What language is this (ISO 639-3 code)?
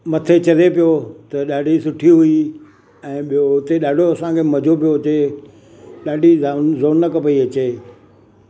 snd